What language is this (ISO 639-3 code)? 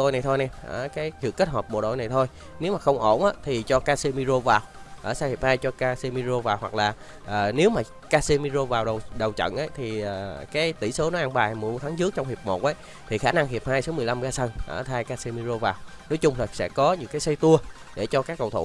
vie